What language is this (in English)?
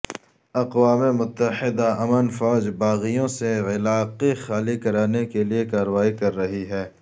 Urdu